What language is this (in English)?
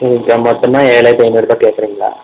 Tamil